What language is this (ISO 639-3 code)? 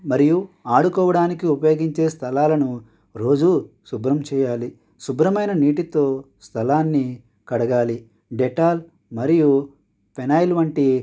tel